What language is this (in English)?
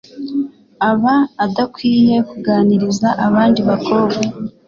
Kinyarwanda